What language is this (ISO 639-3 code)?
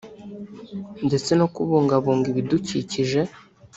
kin